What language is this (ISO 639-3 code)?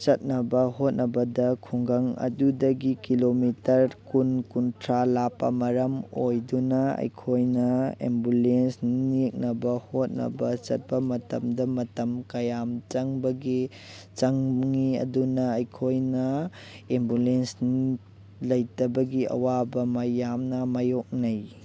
mni